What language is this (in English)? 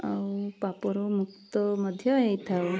Odia